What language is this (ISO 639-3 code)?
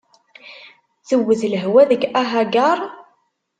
kab